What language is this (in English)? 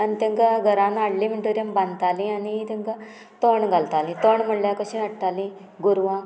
Konkani